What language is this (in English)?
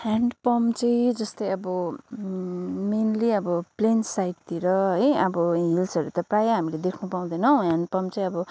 Nepali